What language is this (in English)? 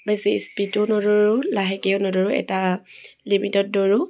Assamese